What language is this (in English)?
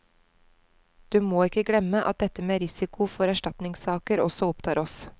Norwegian